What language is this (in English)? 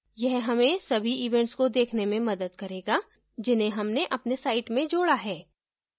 Hindi